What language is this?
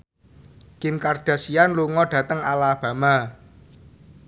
Javanese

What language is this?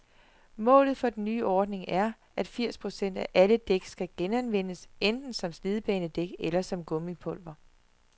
Danish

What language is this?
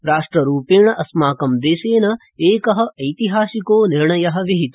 Sanskrit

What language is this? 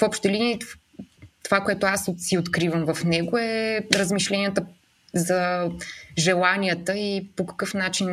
Bulgarian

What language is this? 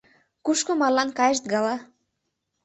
Mari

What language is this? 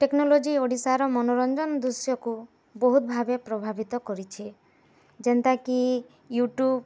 Odia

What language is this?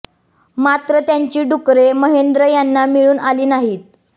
Marathi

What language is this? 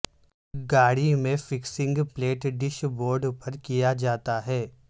Urdu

